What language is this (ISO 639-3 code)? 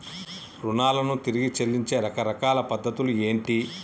tel